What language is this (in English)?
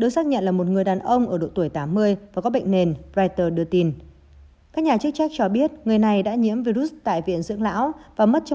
Vietnamese